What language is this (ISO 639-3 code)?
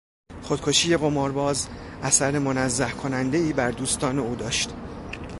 fas